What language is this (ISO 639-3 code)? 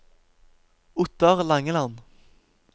nor